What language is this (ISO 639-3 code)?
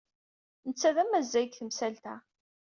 kab